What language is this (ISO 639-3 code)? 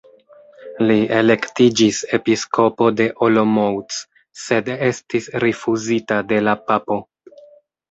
epo